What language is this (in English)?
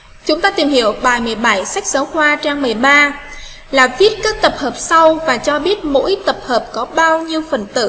Vietnamese